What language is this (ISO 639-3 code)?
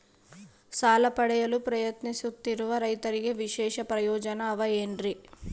kan